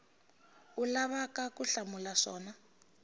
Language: Tsonga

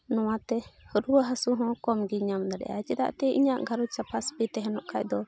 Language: Santali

